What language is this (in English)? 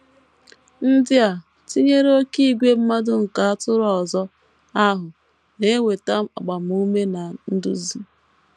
Igbo